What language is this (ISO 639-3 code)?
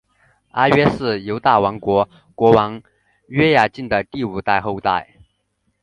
zho